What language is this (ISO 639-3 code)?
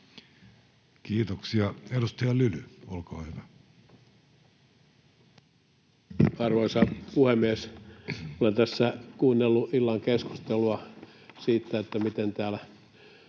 fin